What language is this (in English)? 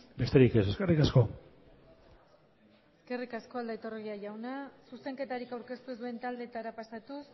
Basque